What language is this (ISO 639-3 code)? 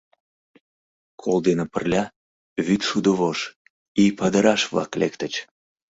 chm